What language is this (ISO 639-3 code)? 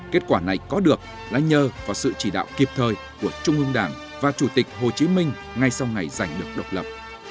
vie